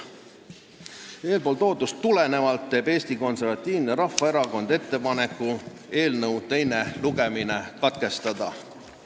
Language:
Estonian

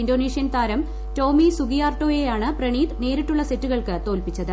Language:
Malayalam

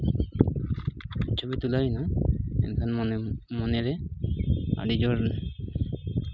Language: Santali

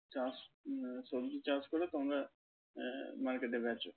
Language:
Bangla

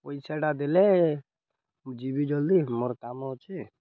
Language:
Odia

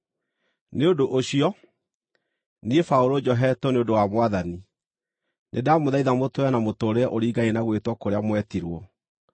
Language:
Kikuyu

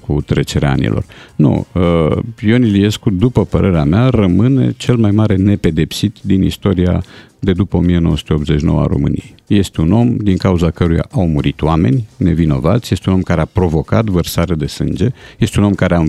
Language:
Romanian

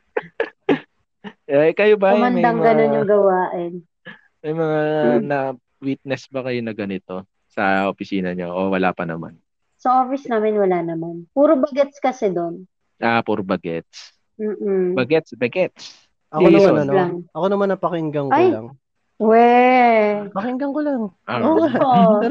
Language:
Filipino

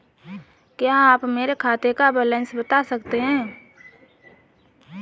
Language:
Hindi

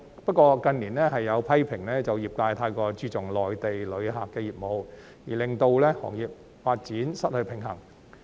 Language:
Cantonese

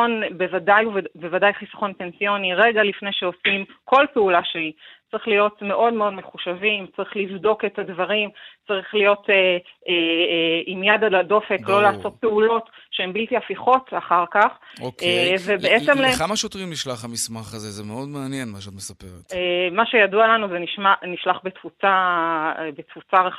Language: Hebrew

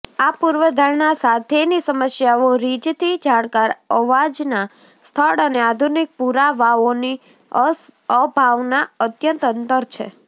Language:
Gujarati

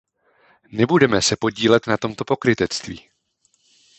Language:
Czech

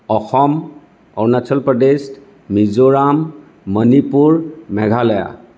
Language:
Assamese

